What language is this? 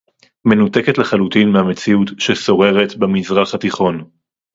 Hebrew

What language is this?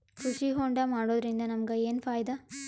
Kannada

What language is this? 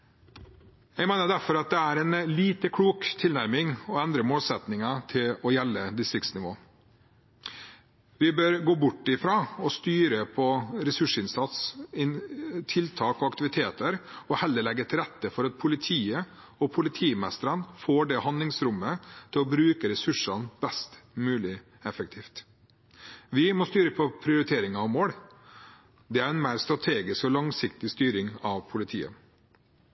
Norwegian Bokmål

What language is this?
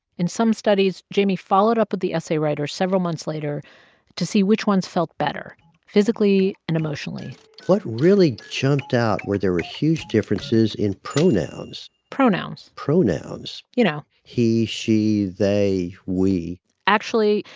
English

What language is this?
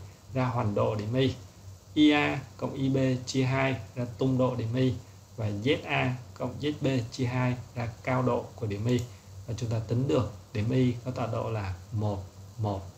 Vietnamese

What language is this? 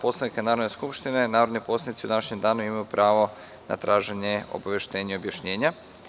Serbian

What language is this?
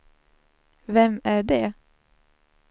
Swedish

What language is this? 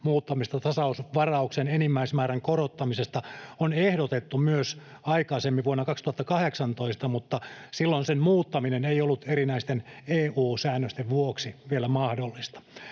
Finnish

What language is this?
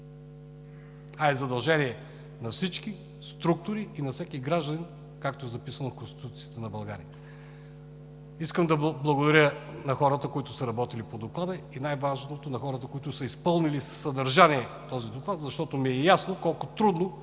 Bulgarian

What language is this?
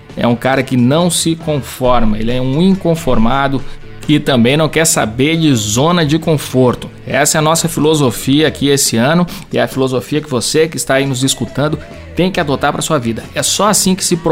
Portuguese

